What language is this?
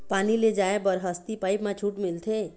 Chhattisgarhi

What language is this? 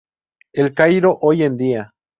Spanish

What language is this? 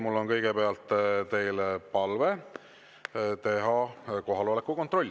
Estonian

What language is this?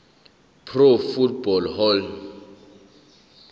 Zulu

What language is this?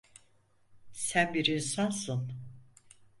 Turkish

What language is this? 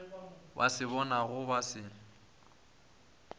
Northern Sotho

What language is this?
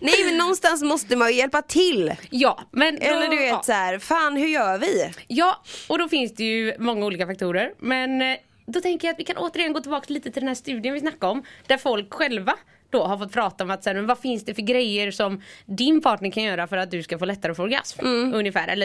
Swedish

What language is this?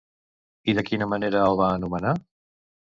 Catalan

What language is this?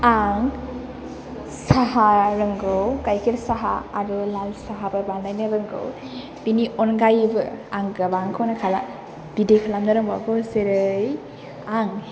Bodo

